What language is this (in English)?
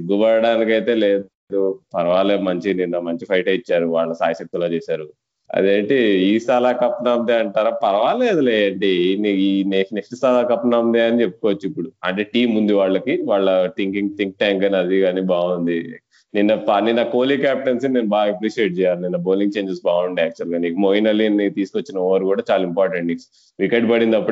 Telugu